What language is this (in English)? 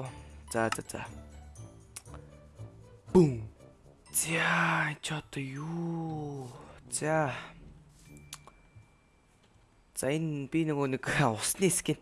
German